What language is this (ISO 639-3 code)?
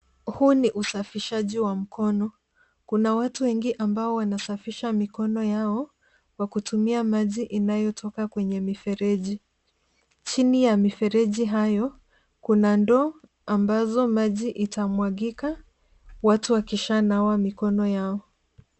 swa